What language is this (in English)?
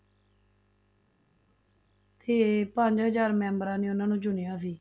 Punjabi